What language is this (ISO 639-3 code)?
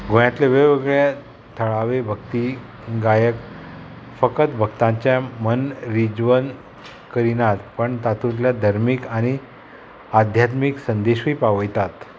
kok